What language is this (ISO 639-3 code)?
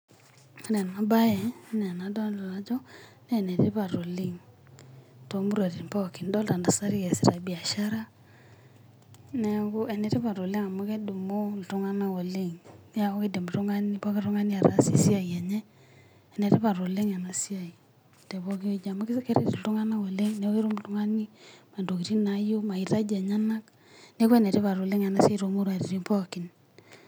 mas